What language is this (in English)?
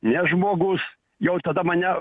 Lithuanian